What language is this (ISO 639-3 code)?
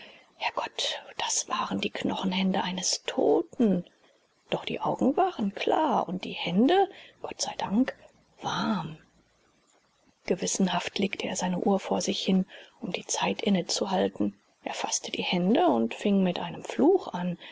deu